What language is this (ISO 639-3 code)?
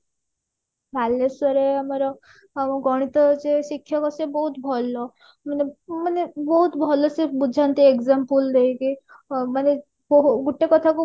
ori